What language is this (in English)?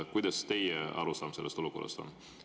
Estonian